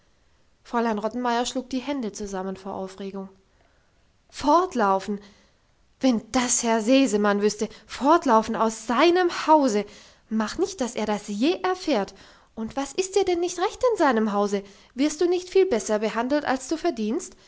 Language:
German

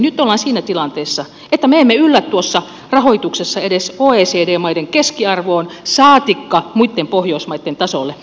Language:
Finnish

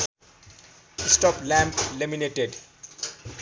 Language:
Nepali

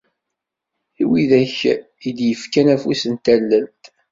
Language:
Kabyle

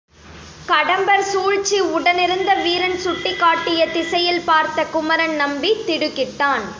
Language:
Tamil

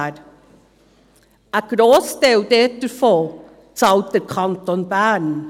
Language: Swiss German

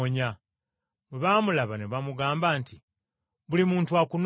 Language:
Ganda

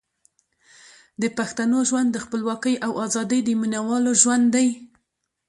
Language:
Pashto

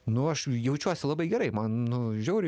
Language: Lithuanian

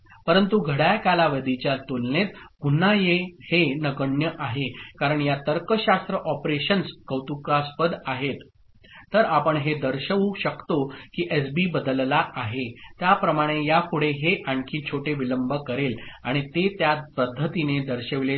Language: Marathi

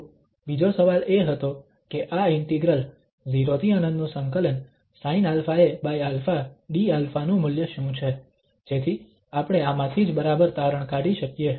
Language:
Gujarati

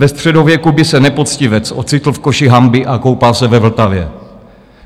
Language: Czech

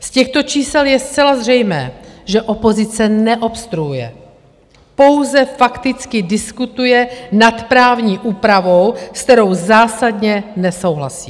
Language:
Czech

